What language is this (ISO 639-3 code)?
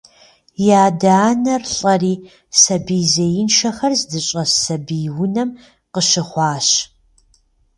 kbd